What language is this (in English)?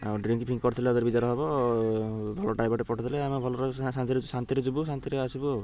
Odia